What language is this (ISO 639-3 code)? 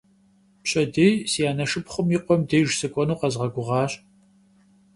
kbd